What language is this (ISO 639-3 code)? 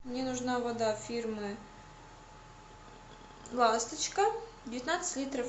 rus